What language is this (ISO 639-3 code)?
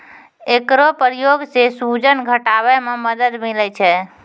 mai